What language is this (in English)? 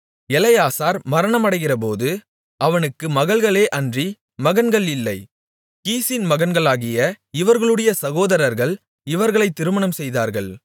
Tamil